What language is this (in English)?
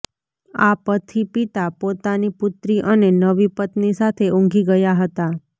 Gujarati